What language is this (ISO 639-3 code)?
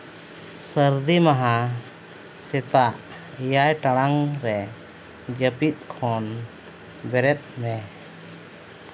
sat